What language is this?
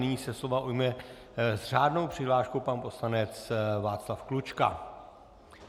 Czech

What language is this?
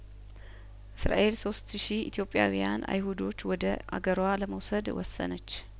Amharic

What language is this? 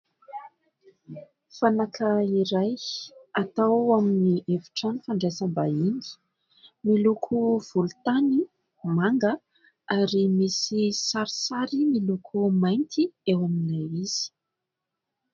Malagasy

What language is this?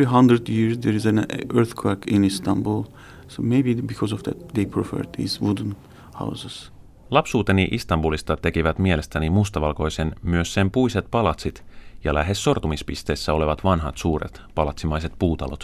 Finnish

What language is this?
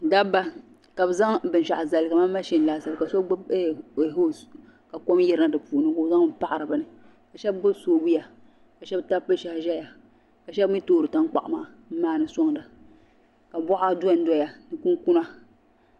Dagbani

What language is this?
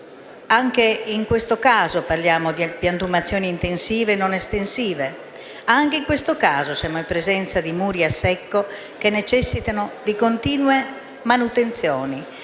Italian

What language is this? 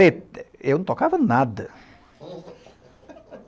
Portuguese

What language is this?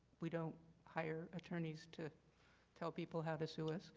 English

